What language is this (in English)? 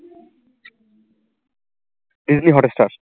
Bangla